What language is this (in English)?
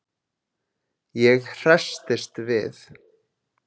Icelandic